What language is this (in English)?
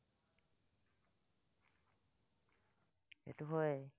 Assamese